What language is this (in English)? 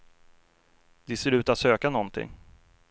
Swedish